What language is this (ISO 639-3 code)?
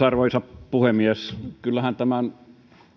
fin